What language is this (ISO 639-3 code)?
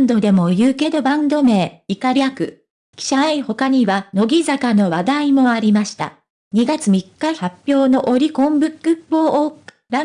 jpn